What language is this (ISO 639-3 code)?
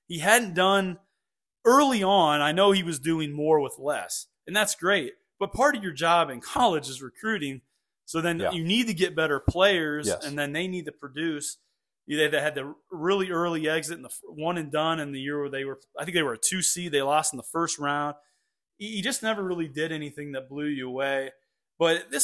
eng